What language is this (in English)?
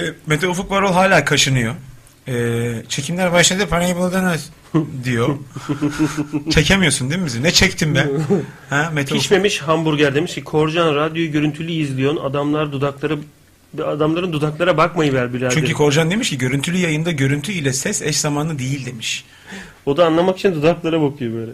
Turkish